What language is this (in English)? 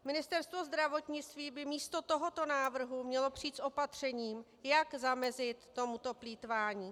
Czech